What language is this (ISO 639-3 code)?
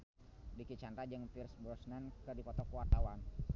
sun